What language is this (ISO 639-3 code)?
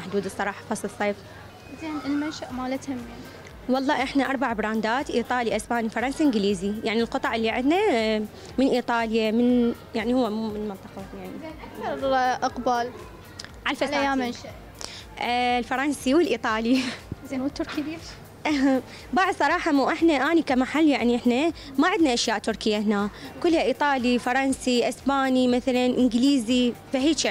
ara